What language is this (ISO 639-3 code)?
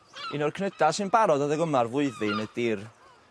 cym